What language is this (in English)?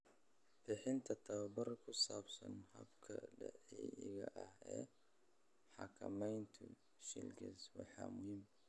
Somali